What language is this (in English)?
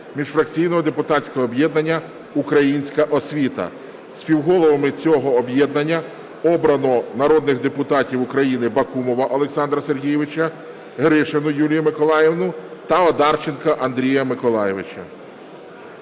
Ukrainian